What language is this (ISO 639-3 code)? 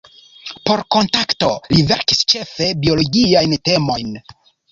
epo